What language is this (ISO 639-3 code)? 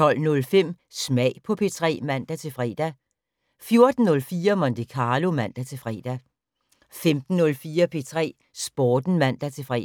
dan